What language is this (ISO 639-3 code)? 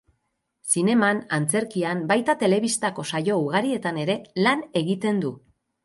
eus